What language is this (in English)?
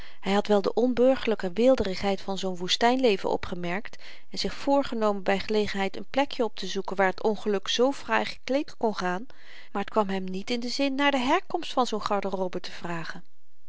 Dutch